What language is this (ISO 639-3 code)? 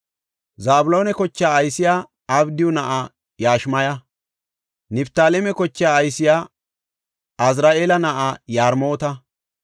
gof